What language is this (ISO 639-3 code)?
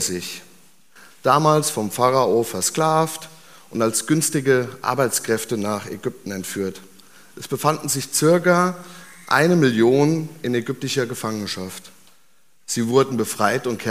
deu